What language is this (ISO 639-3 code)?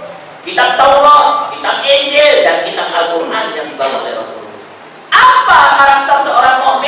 ind